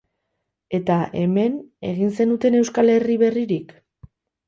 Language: Basque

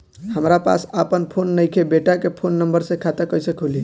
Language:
Bhojpuri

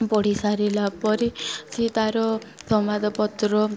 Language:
Odia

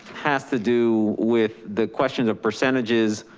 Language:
English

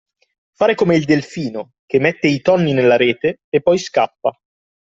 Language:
Italian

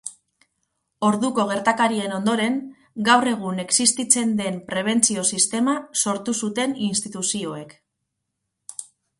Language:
Basque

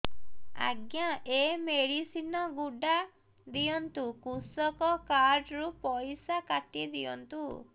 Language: Odia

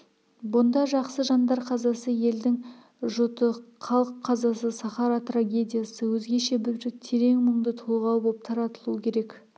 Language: Kazakh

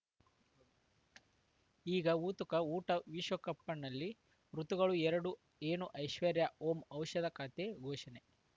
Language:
Kannada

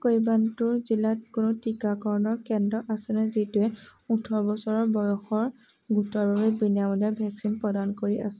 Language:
Assamese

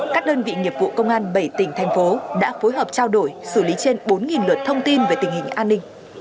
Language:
Vietnamese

